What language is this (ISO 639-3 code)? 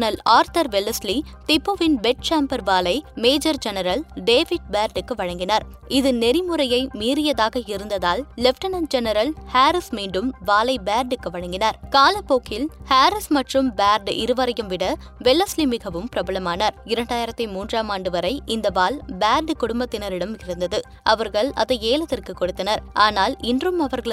tam